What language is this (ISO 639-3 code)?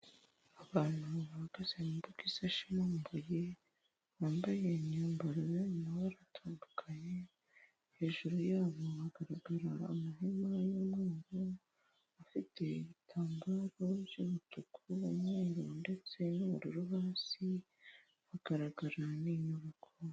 kin